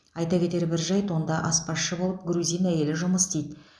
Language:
Kazakh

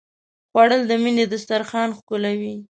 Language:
Pashto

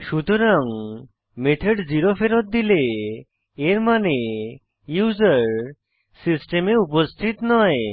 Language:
Bangla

